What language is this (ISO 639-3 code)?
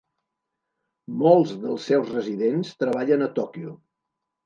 cat